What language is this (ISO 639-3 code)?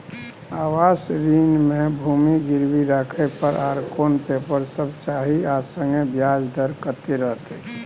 mai